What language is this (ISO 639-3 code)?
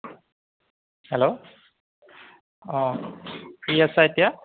asm